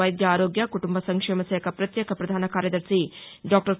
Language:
Telugu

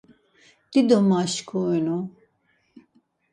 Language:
Laz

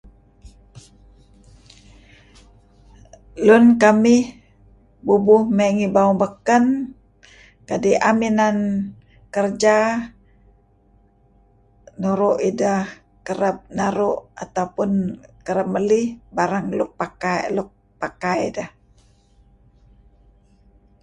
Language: Kelabit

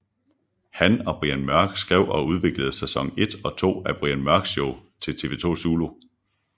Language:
Danish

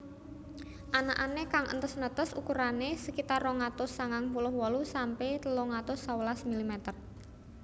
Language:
Javanese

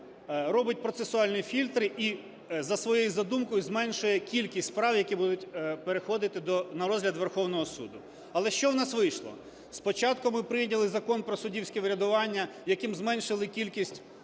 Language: Ukrainian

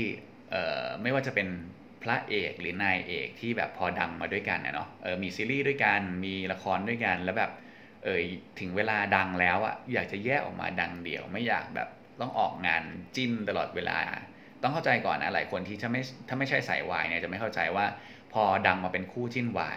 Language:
Thai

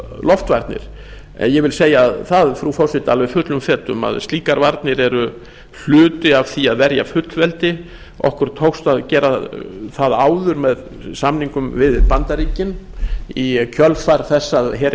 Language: Icelandic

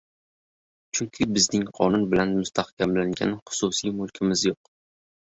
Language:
Uzbek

